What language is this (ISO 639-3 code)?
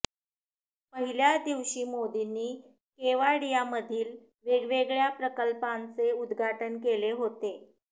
mar